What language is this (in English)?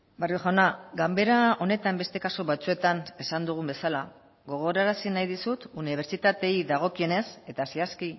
Basque